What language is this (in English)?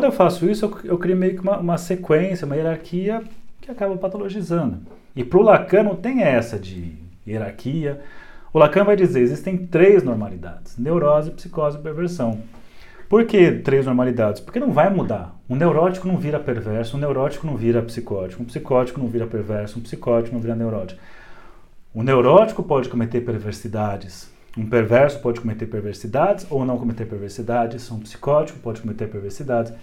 Portuguese